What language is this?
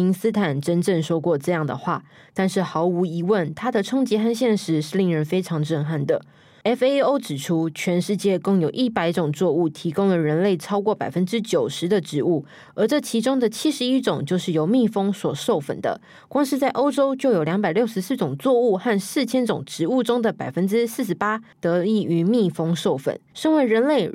Chinese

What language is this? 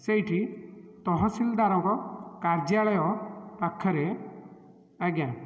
Odia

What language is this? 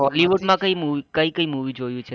Gujarati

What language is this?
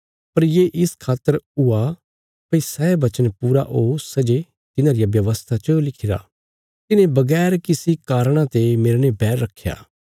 Bilaspuri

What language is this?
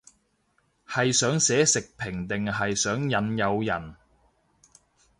Cantonese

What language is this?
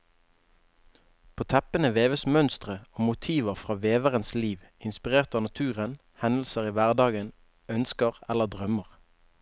Norwegian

